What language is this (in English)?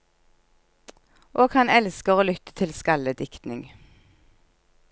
Norwegian